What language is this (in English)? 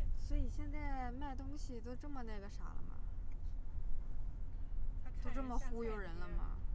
Chinese